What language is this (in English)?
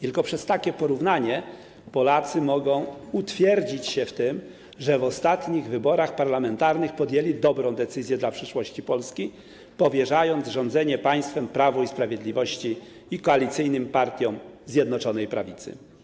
Polish